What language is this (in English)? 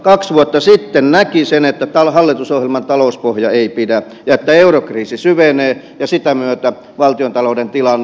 Finnish